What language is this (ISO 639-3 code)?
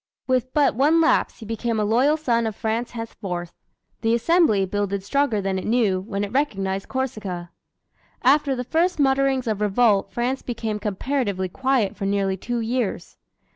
eng